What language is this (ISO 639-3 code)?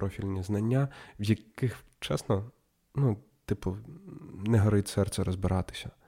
ukr